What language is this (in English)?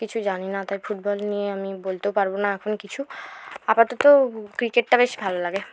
Bangla